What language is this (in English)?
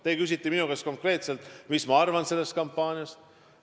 Estonian